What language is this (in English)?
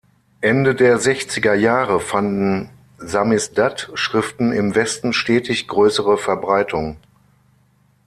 German